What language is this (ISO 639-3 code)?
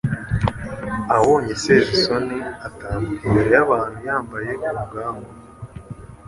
kin